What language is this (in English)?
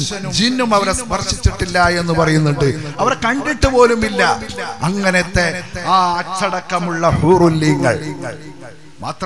Arabic